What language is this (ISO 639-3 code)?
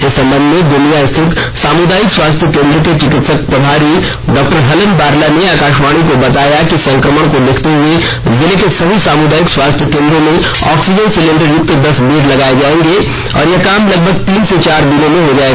hin